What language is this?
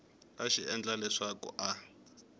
Tsonga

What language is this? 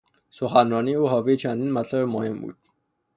Persian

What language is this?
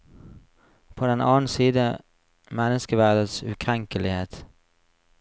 Norwegian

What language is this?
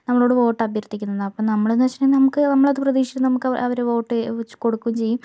Malayalam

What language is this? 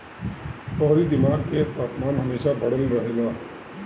Bhojpuri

